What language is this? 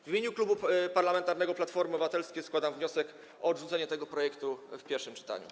Polish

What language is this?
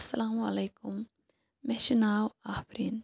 Kashmiri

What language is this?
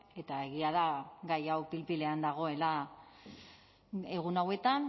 Basque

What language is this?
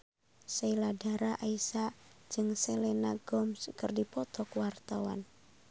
Sundanese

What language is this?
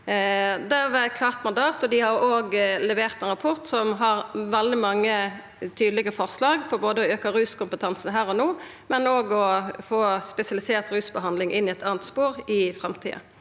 Norwegian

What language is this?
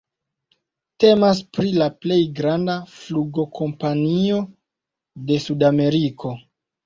Esperanto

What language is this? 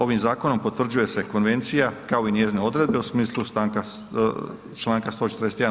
Croatian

